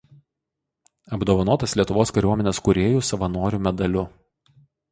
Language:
Lithuanian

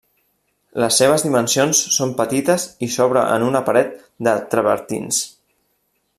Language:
Catalan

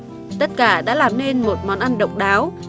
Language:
Vietnamese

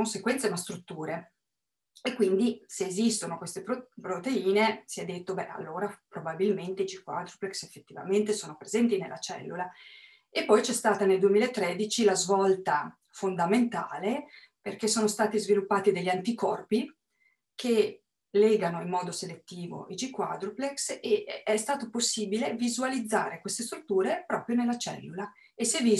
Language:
Italian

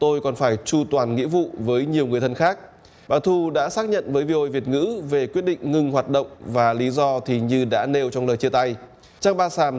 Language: Vietnamese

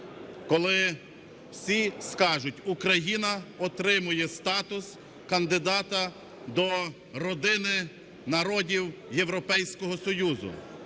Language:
Ukrainian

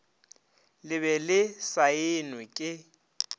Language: Northern Sotho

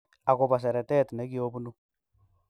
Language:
Kalenjin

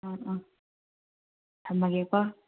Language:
Manipuri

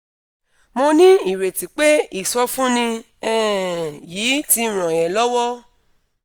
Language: Yoruba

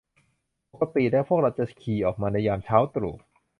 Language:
Thai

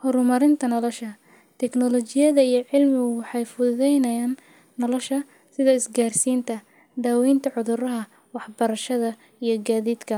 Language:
Somali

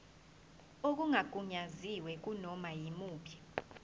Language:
Zulu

